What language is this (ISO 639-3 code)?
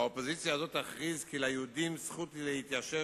heb